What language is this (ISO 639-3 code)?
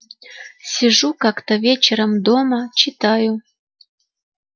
rus